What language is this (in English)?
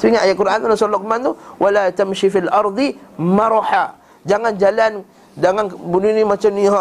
Malay